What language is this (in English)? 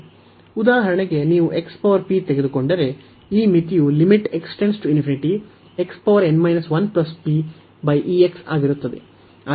Kannada